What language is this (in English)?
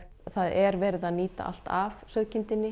Icelandic